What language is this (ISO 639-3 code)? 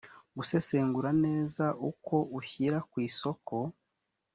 kin